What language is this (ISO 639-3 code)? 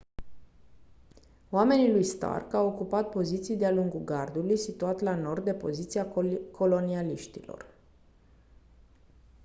ron